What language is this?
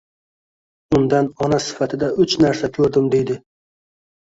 Uzbek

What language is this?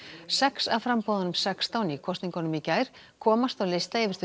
Icelandic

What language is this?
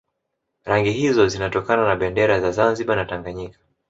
Swahili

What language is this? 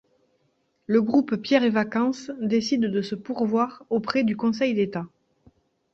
French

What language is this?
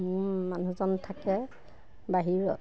Assamese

